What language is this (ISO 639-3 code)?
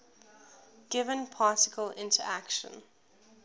eng